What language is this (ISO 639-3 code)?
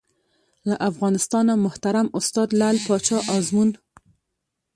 pus